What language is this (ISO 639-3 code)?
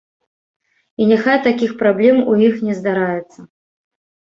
bel